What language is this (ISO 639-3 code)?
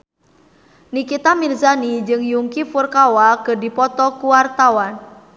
sun